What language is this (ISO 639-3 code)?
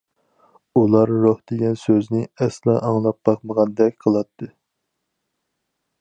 uig